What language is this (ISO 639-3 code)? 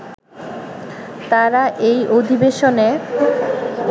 ben